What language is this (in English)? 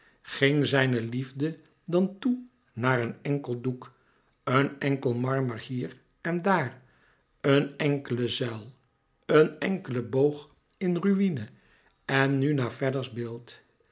Dutch